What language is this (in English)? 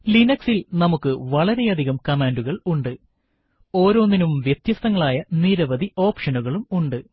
Malayalam